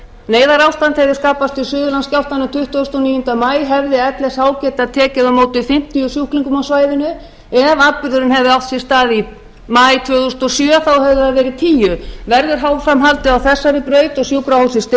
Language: Icelandic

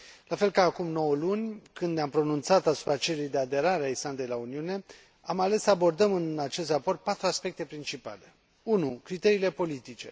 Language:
Romanian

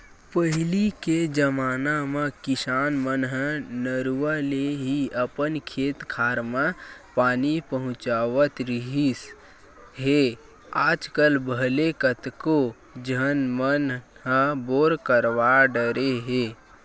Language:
Chhattisgarhi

